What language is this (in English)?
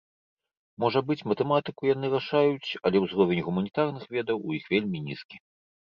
Belarusian